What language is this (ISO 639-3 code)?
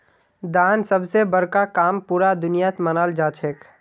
mag